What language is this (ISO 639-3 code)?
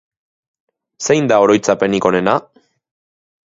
eus